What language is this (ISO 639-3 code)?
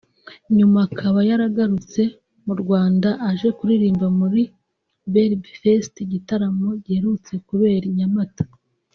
kin